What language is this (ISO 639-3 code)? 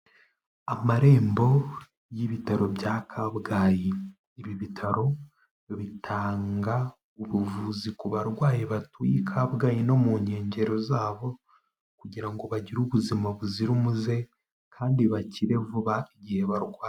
kin